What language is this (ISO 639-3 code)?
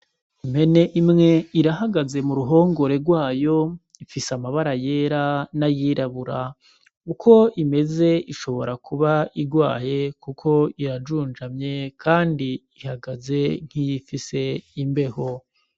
run